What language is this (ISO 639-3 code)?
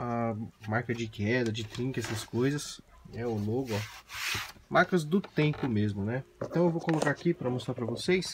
por